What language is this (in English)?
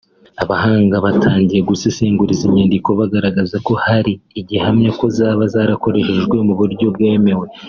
Kinyarwanda